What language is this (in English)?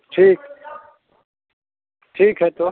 Hindi